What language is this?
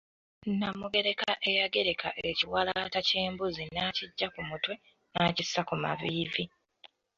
Ganda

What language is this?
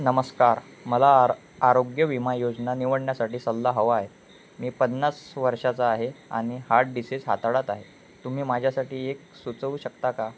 Marathi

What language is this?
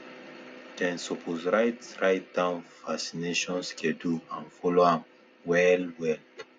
Nigerian Pidgin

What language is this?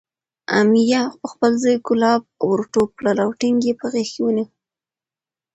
Pashto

